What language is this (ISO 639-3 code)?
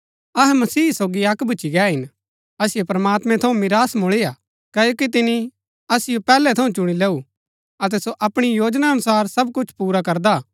gbk